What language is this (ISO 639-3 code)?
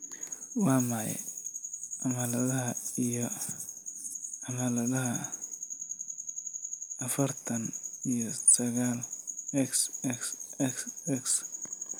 som